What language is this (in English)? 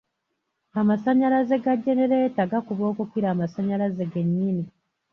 Ganda